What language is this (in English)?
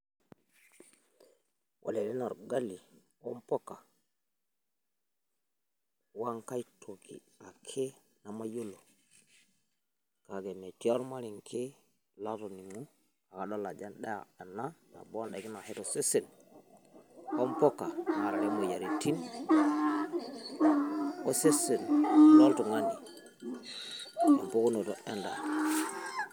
Masai